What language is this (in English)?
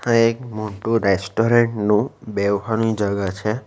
Gujarati